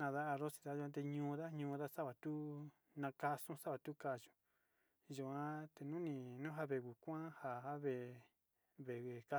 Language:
Sinicahua Mixtec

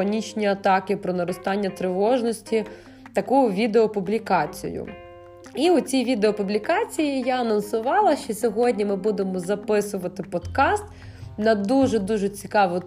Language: Ukrainian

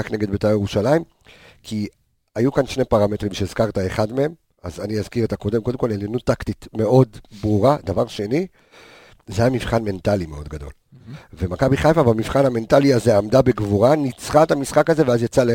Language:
Hebrew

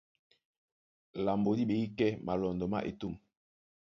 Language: Duala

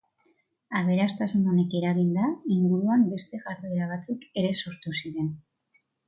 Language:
Basque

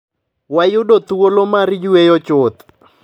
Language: Luo (Kenya and Tanzania)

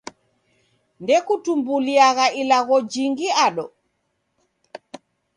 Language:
Taita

